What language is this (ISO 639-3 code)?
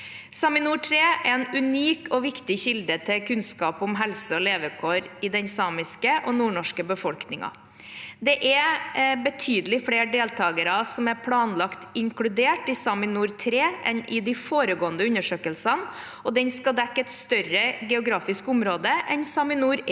nor